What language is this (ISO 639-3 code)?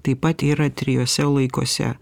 lit